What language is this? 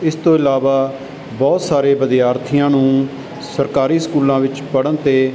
Punjabi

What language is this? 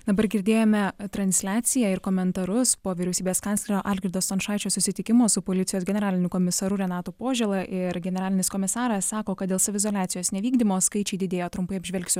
Lithuanian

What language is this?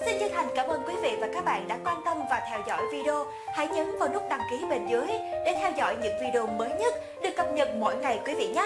Vietnamese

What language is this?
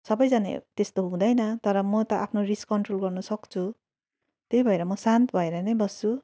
Nepali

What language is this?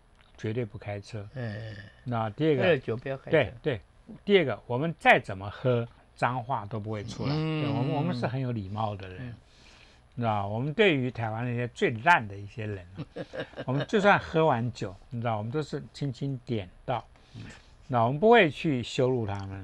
Chinese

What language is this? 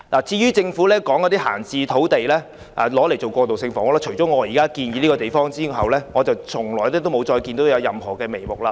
Cantonese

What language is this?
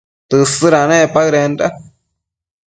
Matsés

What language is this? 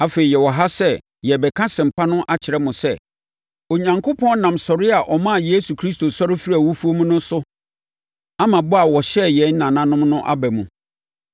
Akan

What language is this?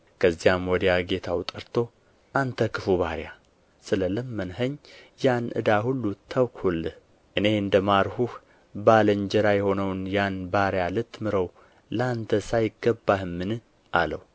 Amharic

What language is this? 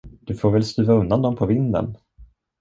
Swedish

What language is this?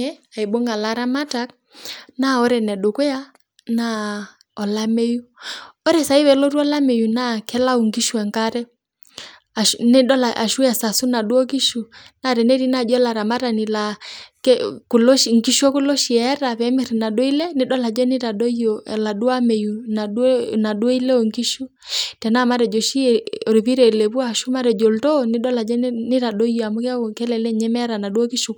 Masai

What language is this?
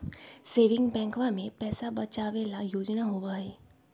Magahi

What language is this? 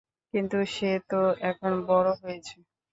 Bangla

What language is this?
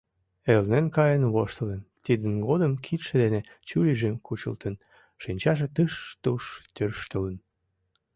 Mari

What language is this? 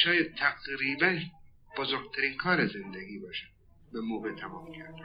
Persian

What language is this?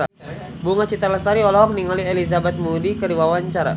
Sundanese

